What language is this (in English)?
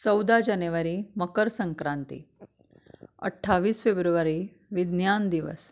Konkani